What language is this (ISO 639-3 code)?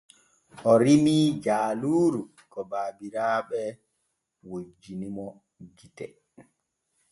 fue